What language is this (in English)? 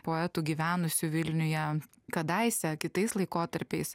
Lithuanian